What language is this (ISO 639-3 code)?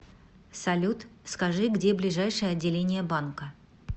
rus